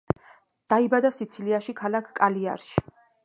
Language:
Georgian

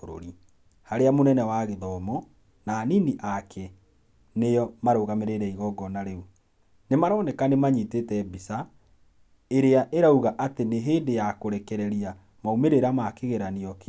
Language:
Kikuyu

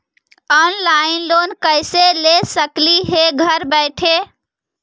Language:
Magahi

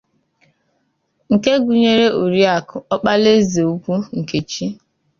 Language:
Igbo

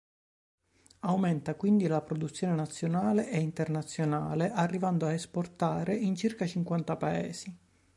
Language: Italian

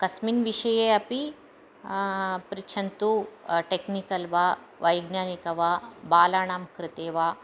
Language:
Sanskrit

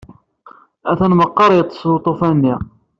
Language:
Kabyle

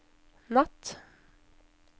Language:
Norwegian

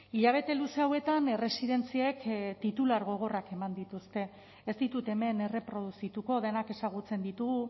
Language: Basque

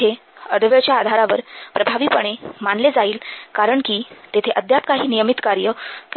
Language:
Marathi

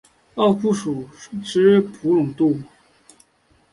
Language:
Chinese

